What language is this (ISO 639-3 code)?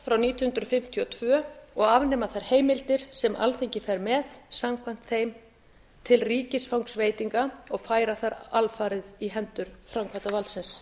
isl